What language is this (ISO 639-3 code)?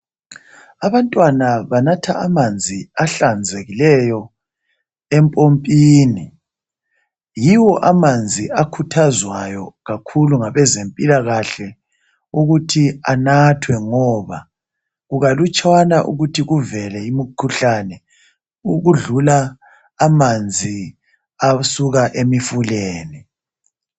nde